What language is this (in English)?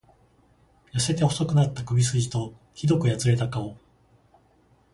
Japanese